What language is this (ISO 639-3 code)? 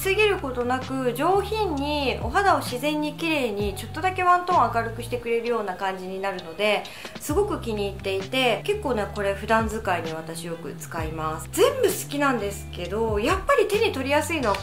jpn